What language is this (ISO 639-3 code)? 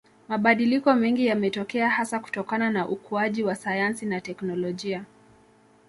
swa